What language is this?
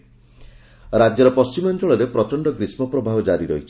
Odia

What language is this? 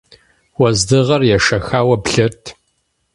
Kabardian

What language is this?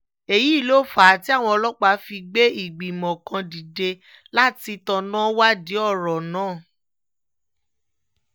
Yoruba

